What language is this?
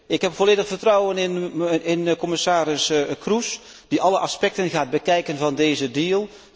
Dutch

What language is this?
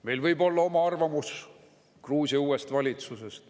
Estonian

